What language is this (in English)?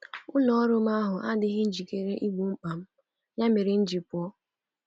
Igbo